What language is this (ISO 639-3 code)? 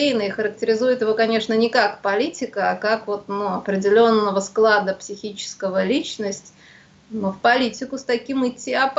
rus